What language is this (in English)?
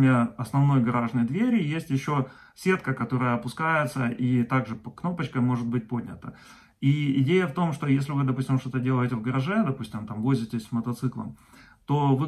Russian